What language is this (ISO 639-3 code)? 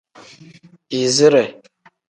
kdh